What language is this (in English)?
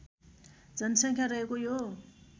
Nepali